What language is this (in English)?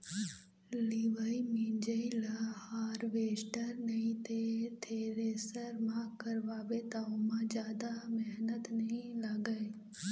Chhattisgarhi